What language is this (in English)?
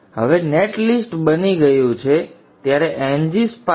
Gujarati